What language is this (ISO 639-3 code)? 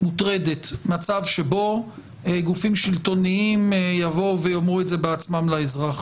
heb